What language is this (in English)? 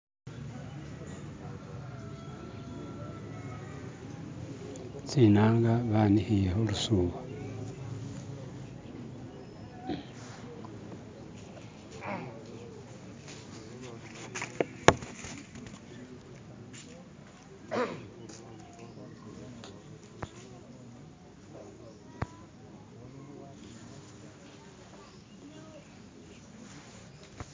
Masaaba